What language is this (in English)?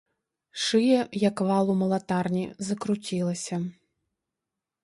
Belarusian